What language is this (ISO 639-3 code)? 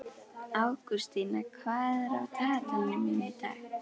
isl